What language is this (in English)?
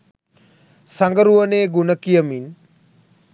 Sinhala